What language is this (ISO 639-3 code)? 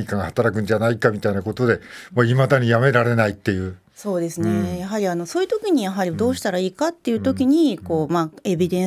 jpn